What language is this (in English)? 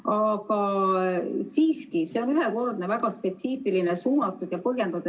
Estonian